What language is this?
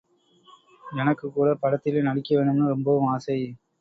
Tamil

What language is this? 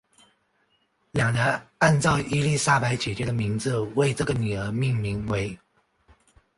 Chinese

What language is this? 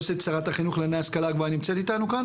Hebrew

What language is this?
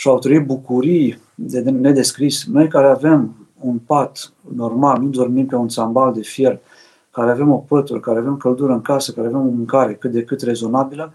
Romanian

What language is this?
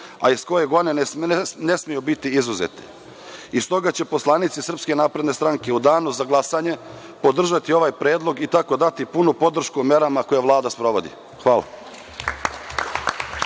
Serbian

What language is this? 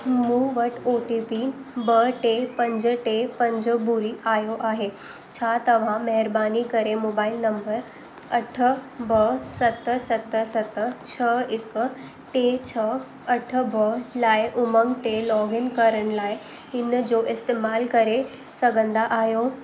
Sindhi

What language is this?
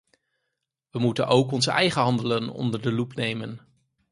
Dutch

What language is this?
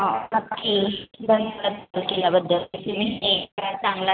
Marathi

